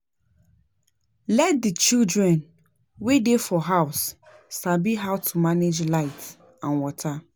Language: Nigerian Pidgin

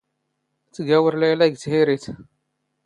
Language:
Standard Moroccan Tamazight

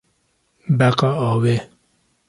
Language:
Kurdish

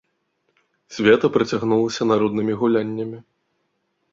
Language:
Belarusian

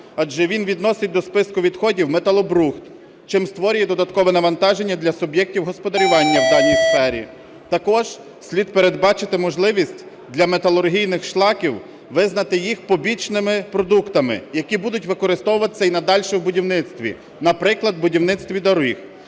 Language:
Ukrainian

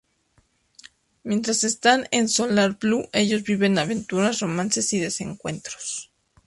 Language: Spanish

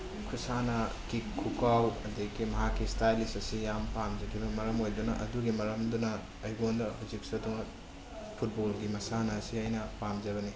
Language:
Manipuri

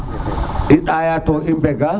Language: Serer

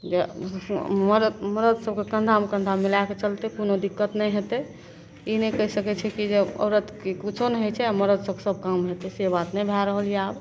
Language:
Maithili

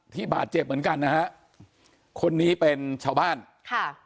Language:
Thai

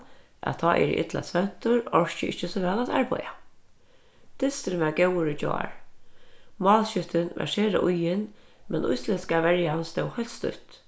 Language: Faroese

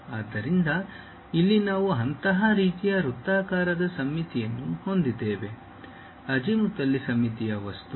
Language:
Kannada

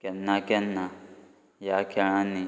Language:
Konkani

